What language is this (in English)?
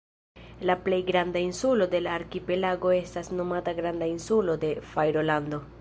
Esperanto